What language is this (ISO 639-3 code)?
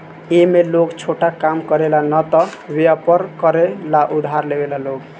bho